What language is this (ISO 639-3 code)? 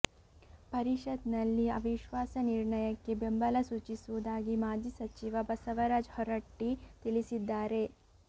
kan